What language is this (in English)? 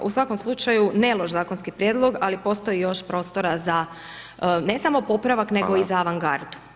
Croatian